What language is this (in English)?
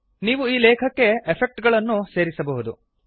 Kannada